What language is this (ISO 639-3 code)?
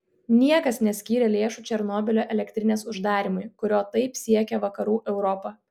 lit